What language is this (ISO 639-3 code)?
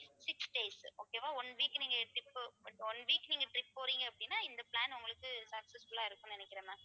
tam